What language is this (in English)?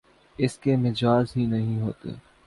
Urdu